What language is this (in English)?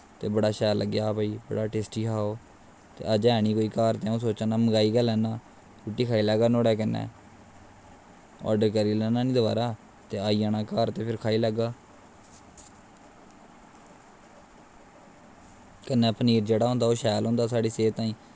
Dogri